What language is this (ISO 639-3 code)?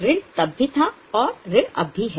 hin